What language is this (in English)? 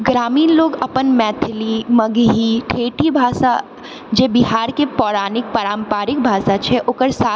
Maithili